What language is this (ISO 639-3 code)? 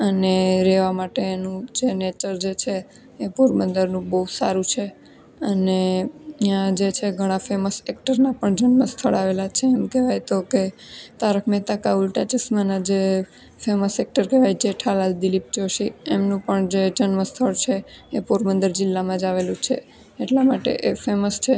guj